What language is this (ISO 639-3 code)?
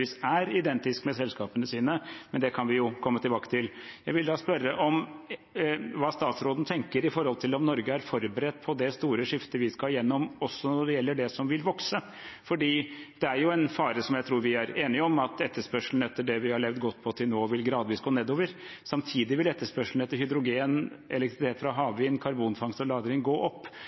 nob